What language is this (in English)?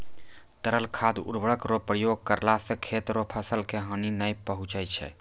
Maithili